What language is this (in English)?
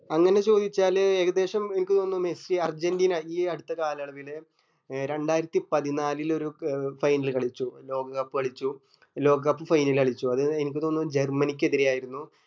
Malayalam